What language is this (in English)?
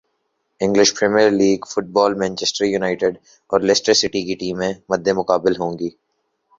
Urdu